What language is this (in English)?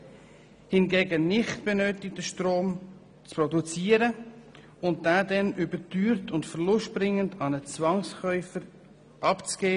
Swiss German